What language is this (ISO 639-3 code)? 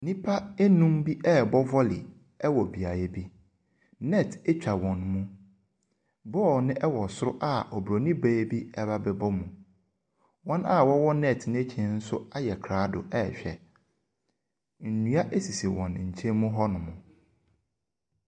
aka